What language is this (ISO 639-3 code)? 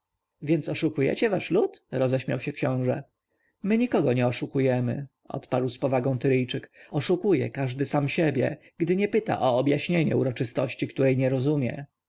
pol